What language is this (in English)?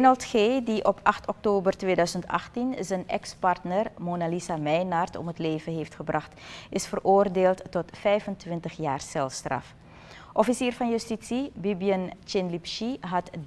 Dutch